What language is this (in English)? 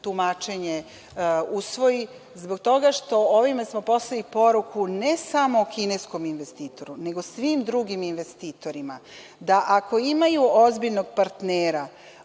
Serbian